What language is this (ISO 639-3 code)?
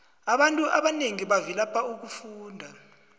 nbl